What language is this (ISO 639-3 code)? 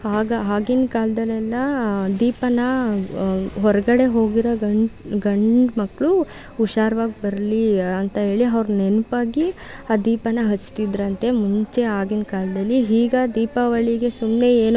kan